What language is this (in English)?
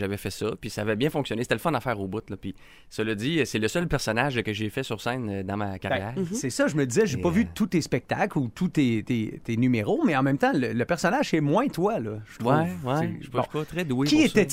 French